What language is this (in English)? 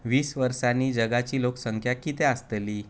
Konkani